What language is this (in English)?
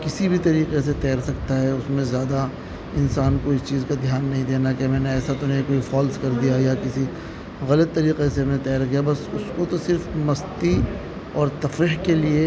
Urdu